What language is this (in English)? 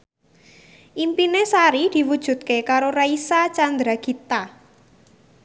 Javanese